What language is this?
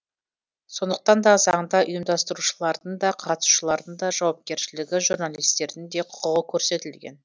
Kazakh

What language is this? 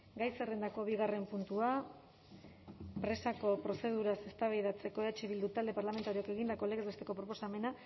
Basque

